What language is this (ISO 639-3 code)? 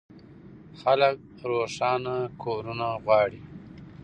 pus